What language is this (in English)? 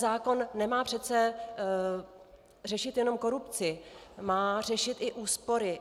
Czech